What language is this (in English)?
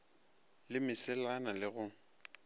Northern Sotho